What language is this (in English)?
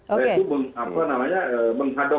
Indonesian